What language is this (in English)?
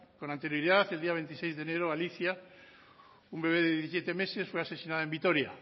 Spanish